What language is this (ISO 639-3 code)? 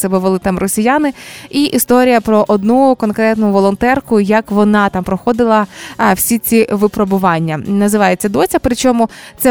ukr